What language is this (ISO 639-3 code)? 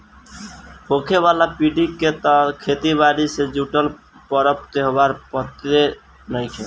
bho